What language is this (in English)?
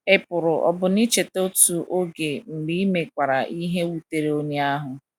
Igbo